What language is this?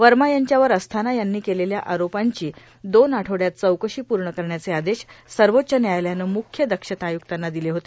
Marathi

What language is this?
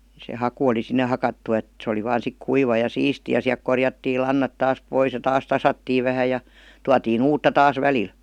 Finnish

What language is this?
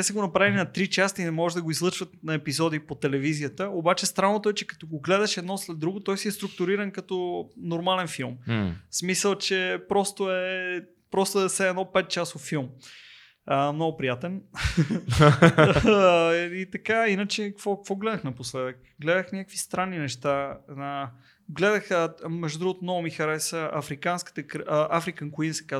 Bulgarian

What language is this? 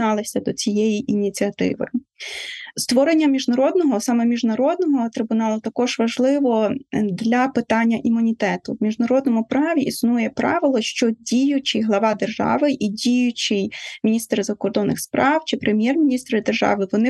Ukrainian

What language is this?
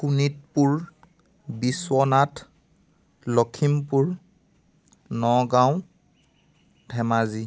Assamese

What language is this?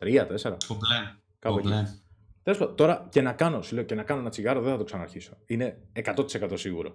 Greek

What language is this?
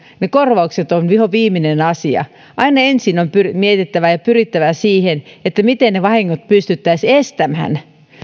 Finnish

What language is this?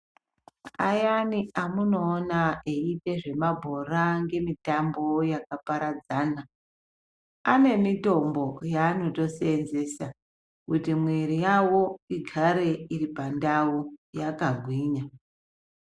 Ndau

